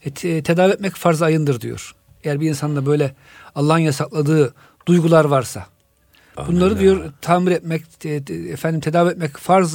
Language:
Turkish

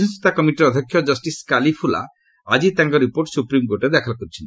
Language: Odia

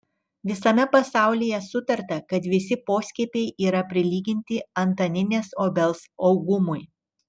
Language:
Lithuanian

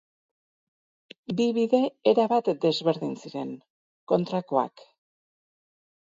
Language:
Basque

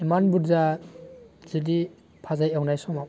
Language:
Bodo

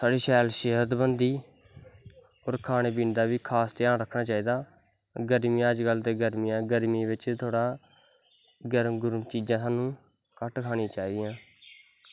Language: Dogri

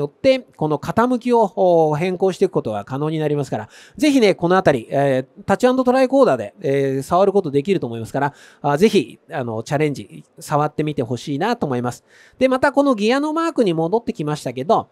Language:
Japanese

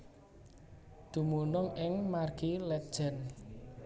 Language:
Javanese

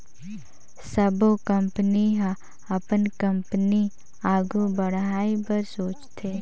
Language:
Chhattisgarhi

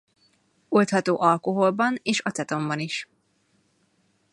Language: Hungarian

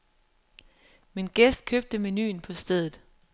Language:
Danish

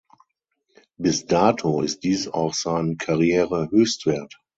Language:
German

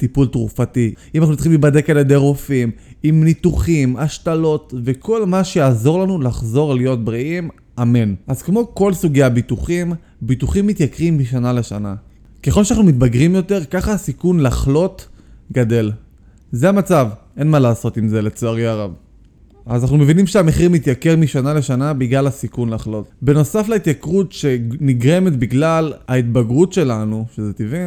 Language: Hebrew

